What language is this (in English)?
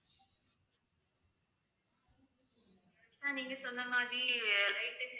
Tamil